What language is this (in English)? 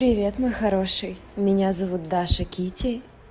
Russian